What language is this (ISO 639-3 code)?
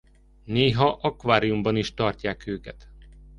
hun